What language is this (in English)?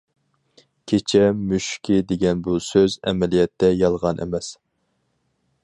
Uyghur